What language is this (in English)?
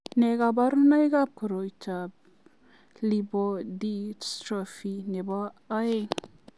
Kalenjin